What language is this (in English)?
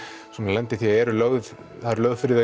Icelandic